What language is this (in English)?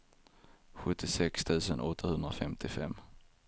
Swedish